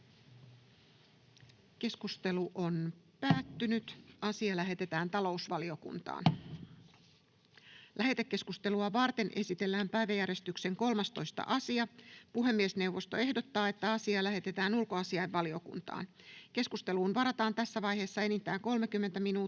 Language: Finnish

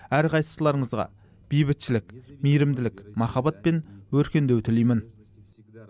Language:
Kazakh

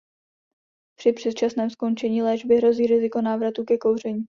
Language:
Czech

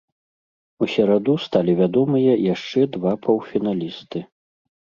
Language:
Belarusian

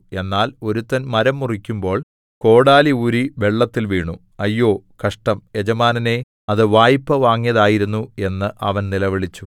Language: Malayalam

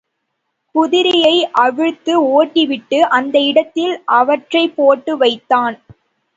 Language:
Tamil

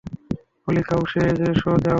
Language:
Bangla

